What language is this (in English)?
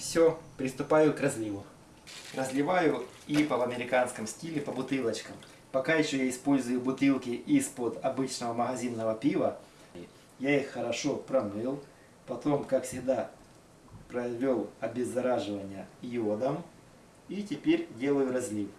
Russian